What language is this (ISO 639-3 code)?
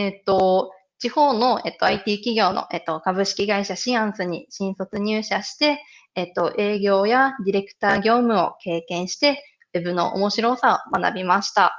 jpn